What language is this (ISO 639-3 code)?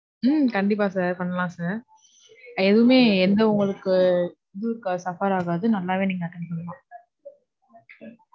tam